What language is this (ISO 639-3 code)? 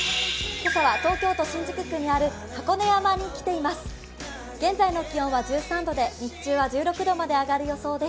jpn